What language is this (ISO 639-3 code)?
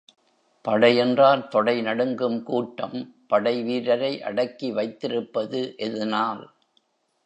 tam